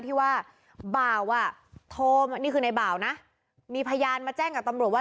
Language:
Thai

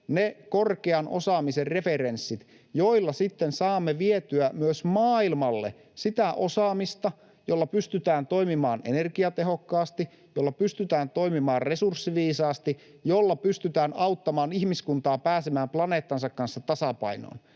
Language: Finnish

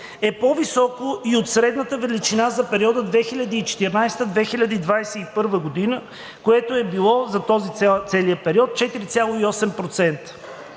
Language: Bulgarian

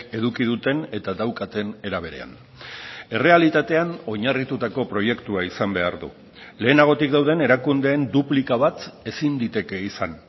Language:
Basque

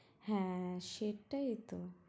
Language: Bangla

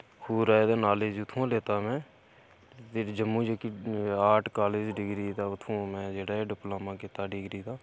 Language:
Dogri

